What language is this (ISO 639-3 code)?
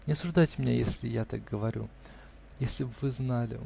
rus